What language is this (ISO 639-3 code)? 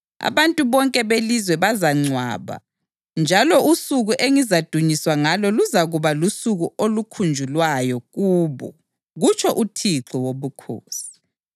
nde